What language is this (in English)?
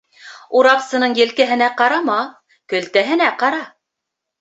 Bashkir